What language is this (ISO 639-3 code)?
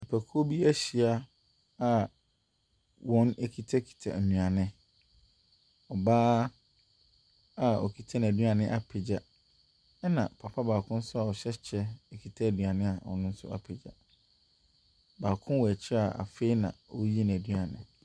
aka